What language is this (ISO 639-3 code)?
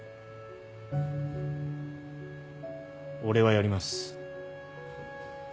jpn